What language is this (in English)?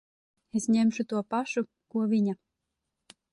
Latvian